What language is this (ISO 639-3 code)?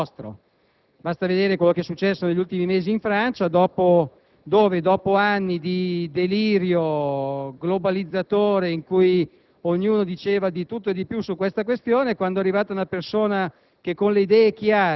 ita